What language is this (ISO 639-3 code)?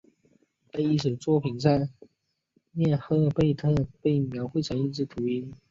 zho